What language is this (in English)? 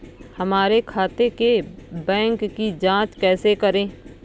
Hindi